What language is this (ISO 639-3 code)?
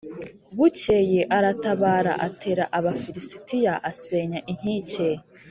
kin